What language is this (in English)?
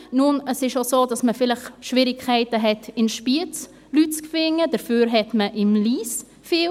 Swiss German